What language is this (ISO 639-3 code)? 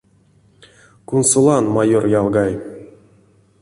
myv